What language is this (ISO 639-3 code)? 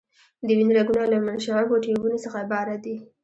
pus